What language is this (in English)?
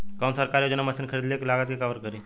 Bhojpuri